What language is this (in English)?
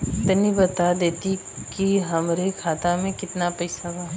Bhojpuri